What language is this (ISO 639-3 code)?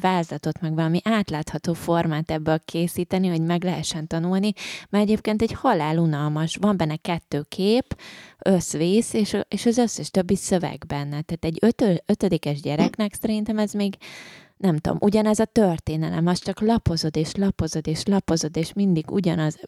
hun